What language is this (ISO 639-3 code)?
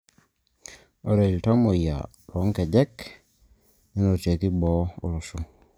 mas